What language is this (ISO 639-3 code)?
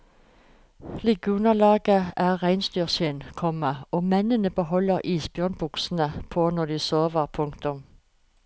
nor